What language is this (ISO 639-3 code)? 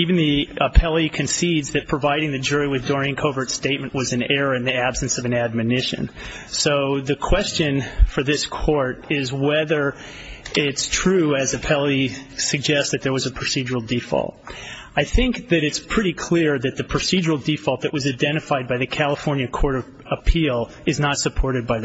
eng